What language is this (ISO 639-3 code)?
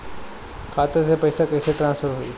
bho